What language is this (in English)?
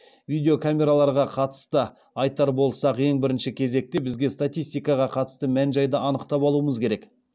Kazakh